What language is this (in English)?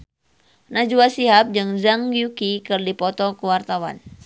Sundanese